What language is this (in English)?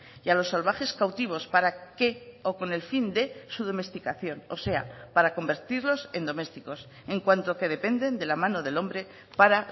Spanish